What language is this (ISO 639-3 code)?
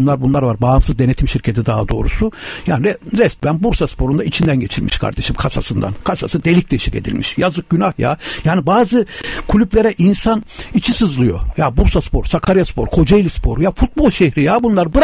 tur